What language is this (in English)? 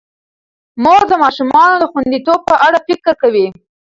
Pashto